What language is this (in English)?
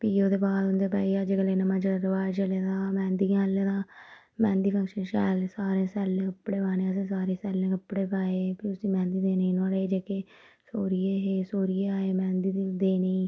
Dogri